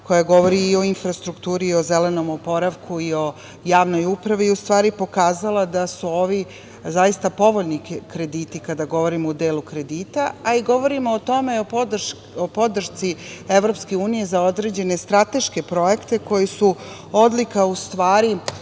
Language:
Serbian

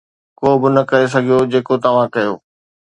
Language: Sindhi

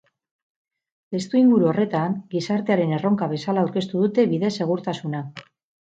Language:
Basque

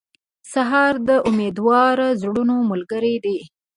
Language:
Pashto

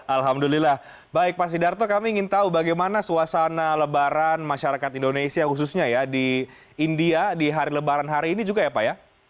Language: Indonesian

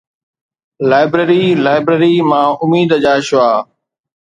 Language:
Sindhi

